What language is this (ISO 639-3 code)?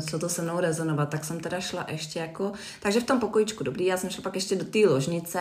ces